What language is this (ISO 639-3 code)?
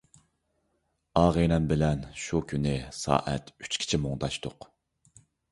uig